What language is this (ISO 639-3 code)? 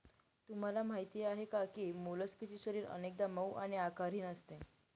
mar